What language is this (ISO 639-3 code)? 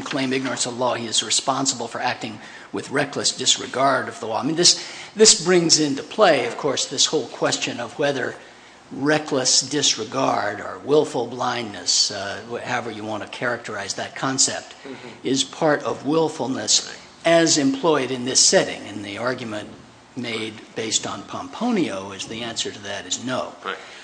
eng